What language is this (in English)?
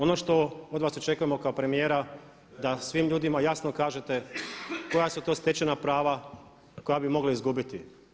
Croatian